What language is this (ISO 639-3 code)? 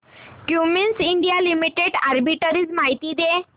mar